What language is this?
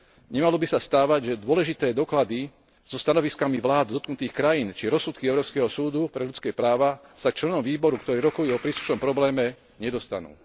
Slovak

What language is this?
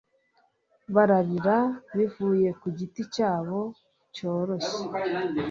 Kinyarwanda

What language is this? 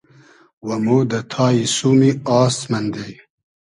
Hazaragi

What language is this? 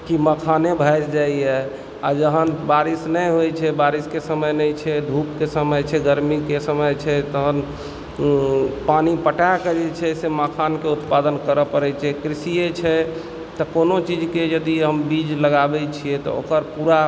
Maithili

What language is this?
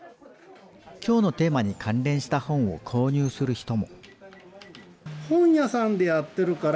Japanese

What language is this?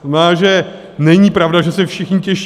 Czech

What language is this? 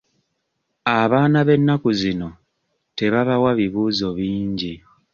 Ganda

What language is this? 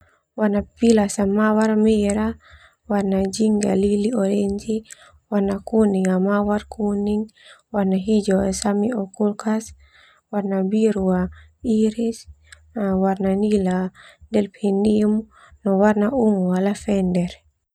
Termanu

